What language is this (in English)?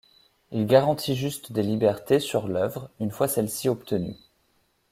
French